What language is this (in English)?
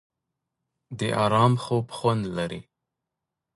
Pashto